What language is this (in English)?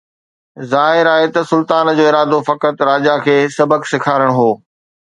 Sindhi